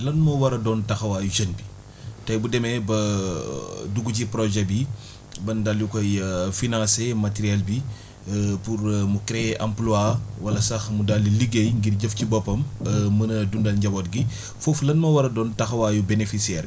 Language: Wolof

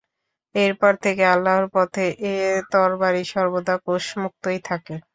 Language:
Bangla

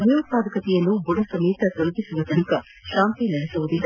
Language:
Kannada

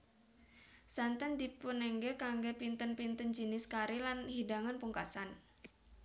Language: Javanese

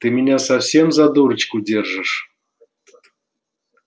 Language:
Russian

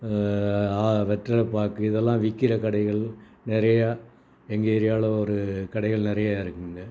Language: Tamil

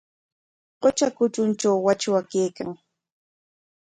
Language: Corongo Ancash Quechua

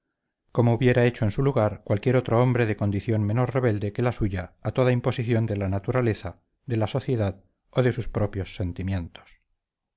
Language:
Spanish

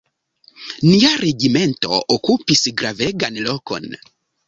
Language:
Esperanto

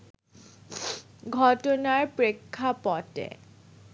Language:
Bangla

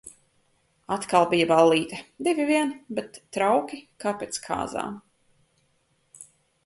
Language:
Latvian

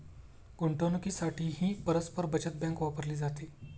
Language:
Marathi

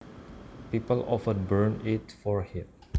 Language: Javanese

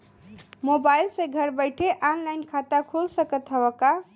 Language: Bhojpuri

